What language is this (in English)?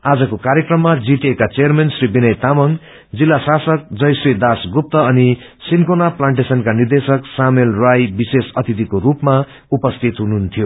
Nepali